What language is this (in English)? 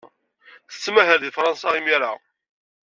Kabyle